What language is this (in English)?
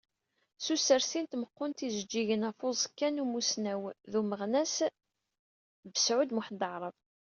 Kabyle